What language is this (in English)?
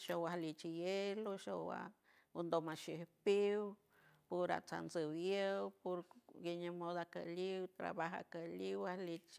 San Francisco Del Mar Huave